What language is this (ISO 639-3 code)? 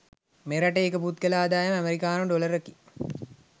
sin